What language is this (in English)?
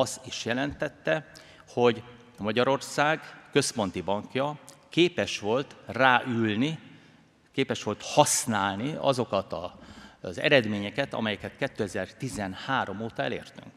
Hungarian